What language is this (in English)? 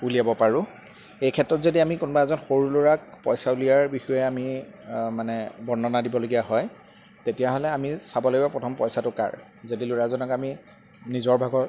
Assamese